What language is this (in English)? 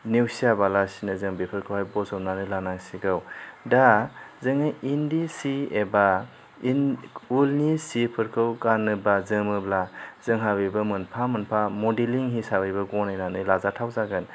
Bodo